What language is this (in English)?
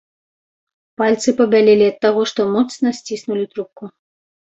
Belarusian